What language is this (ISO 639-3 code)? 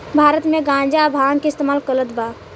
bho